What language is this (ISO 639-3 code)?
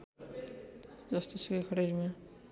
nep